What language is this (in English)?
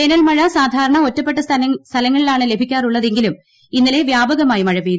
Malayalam